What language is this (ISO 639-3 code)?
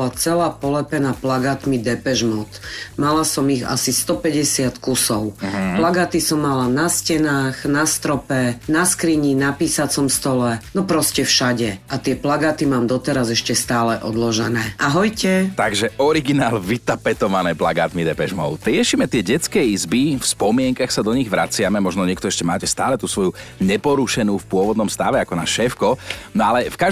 slk